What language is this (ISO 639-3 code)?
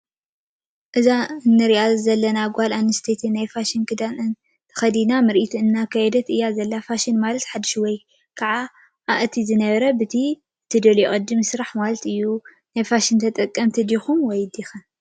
tir